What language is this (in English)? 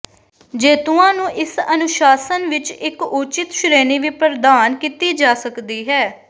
Punjabi